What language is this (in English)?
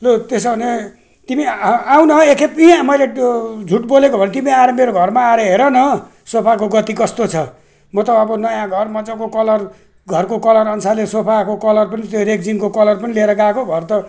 Nepali